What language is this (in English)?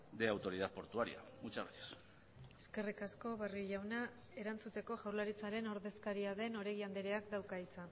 Basque